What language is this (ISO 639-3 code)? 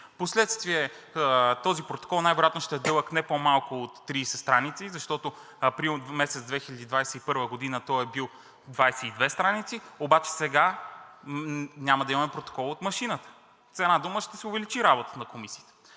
bul